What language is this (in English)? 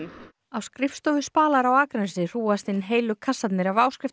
Icelandic